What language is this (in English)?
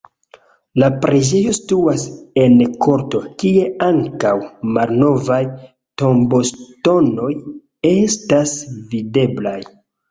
Esperanto